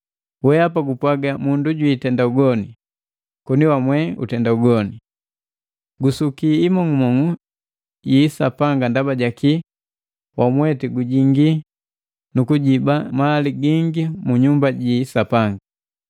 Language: Matengo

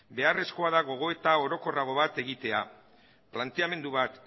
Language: Basque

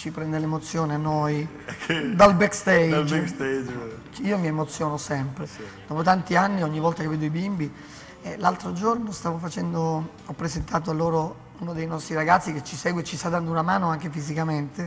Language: Italian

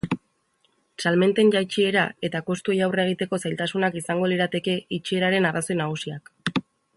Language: Basque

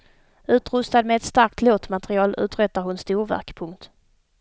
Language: Swedish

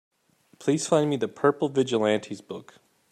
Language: English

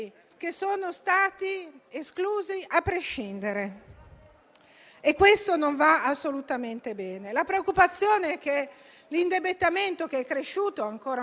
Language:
Italian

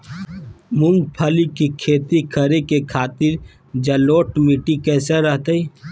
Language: Magahi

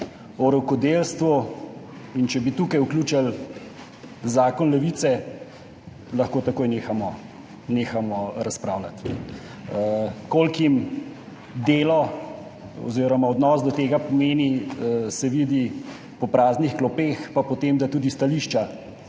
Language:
Slovenian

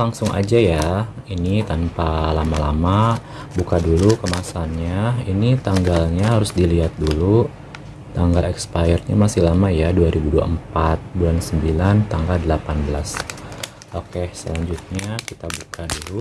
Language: Indonesian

